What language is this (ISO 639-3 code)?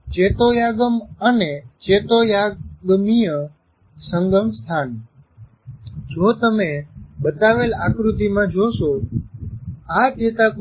guj